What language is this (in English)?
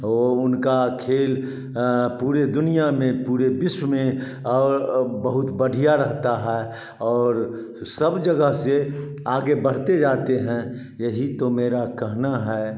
Hindi